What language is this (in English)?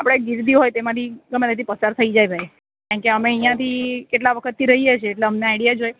Gujarati